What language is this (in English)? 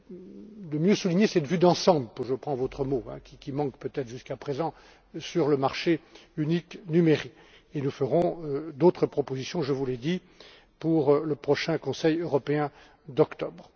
French